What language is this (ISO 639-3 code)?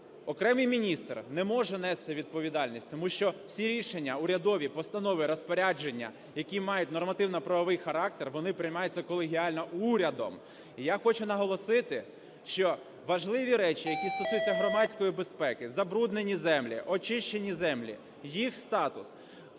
ukr